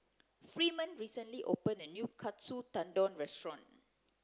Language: English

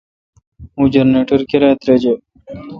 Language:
Kalkoti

